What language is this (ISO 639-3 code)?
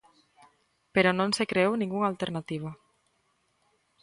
glg